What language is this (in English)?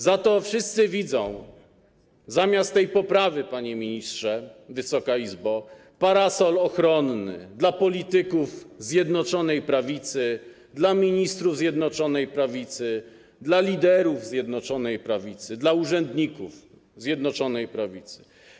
Polish